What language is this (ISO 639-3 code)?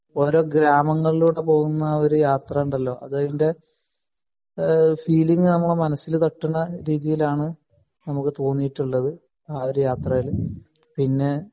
mal